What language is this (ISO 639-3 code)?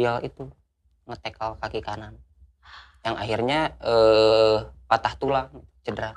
ind